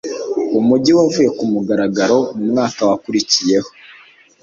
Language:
Kinyarwanda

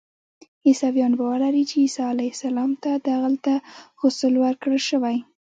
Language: Pashto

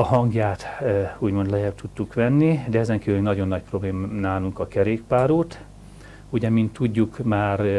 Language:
Hungarian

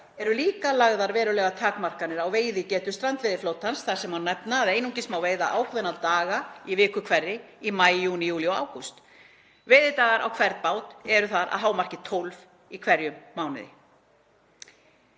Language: Icelandic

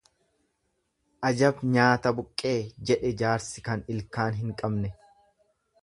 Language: Oromo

